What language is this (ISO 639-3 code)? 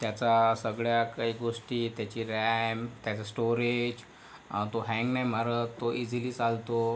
mar